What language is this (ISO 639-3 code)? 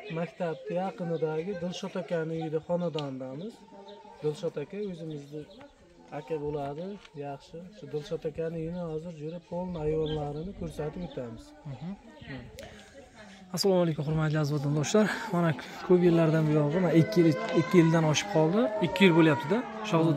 tur